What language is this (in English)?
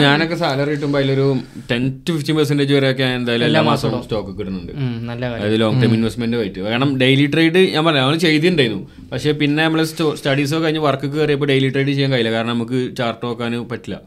Malayalam